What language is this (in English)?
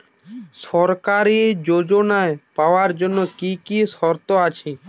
Bangla